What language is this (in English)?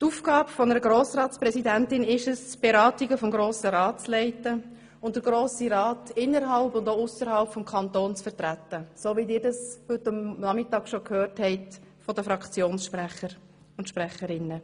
Swiss German